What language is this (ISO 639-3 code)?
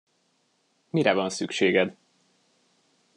hun